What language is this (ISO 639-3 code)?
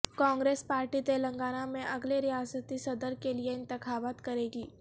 urd